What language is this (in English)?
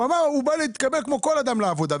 Hebrew